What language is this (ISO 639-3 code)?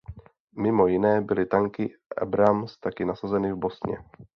ces